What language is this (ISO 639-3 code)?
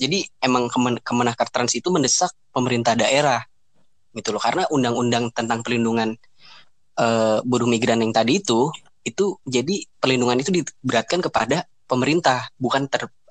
ind